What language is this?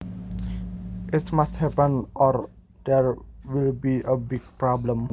Javanese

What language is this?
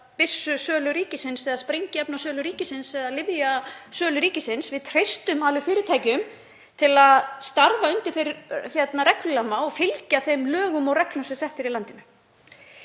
Icelandic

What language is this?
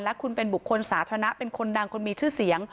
Thai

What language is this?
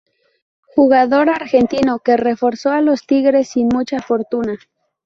Spanish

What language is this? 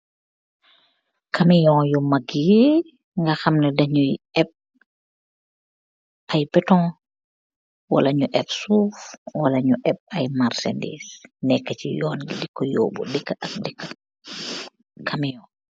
Wolof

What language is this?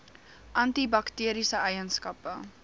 Afrikaans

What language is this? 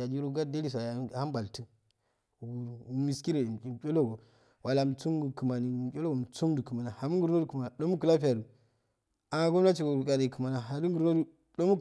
Afade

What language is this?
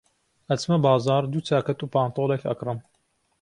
Central Kurdish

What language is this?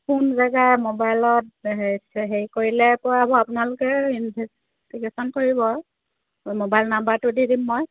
Assamese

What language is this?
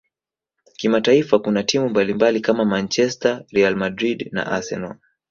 Swahili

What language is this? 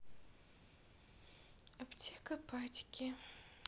Russian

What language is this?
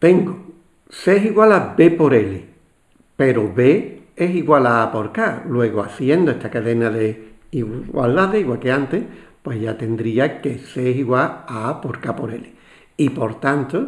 Spanish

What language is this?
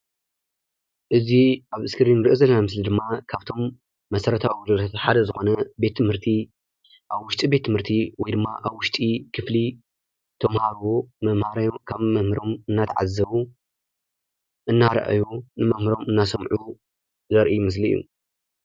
Tigrinya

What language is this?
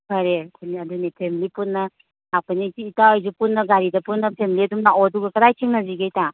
Manipuri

